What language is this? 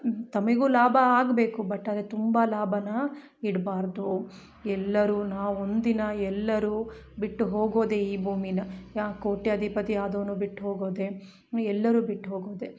Kannada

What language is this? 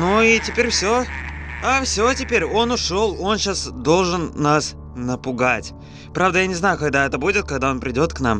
Russian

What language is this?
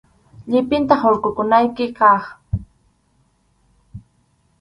Arequipa-La Unión Quechua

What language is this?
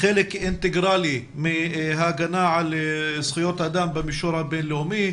Hebrew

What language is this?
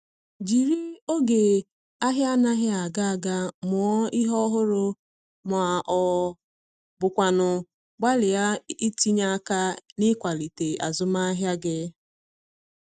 Igbo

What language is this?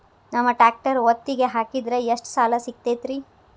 Kannada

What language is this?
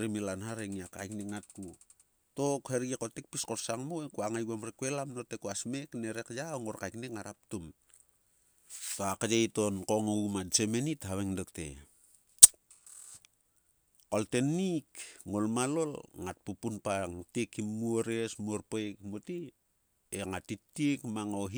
Sulka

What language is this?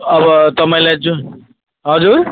Nepali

